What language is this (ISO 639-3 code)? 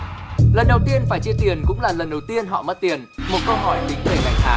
vie